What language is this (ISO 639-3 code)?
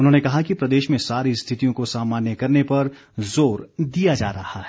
hin